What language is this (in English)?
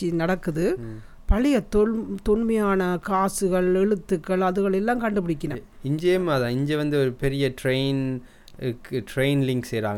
Tamil